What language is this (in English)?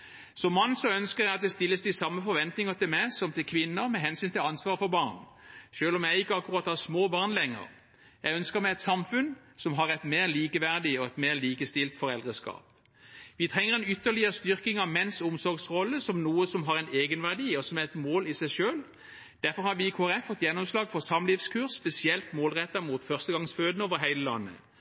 Norwegian Bokmål